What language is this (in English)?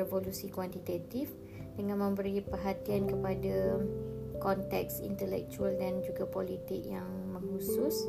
Malay